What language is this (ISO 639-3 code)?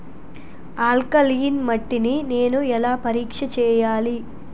tel